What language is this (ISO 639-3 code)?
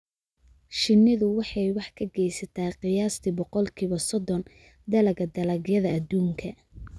som